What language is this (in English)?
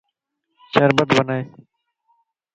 Lasi